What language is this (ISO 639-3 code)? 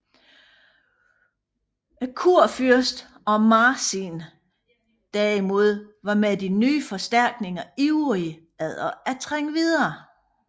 dan